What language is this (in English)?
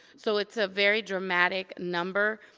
English